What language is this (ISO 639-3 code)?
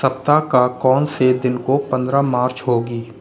hin